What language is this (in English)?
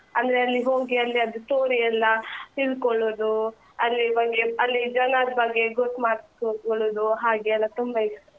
Kannada